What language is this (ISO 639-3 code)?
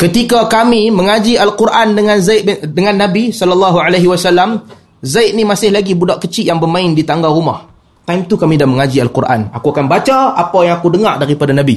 msa